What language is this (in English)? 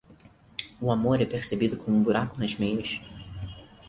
Portuguese